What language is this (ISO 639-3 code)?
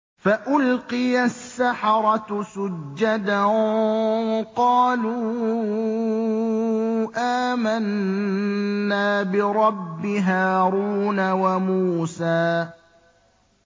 ara